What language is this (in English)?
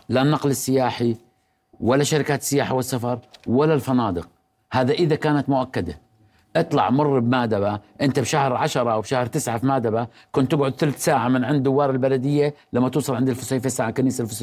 Arabic